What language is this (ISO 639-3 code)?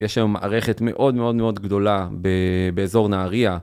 heb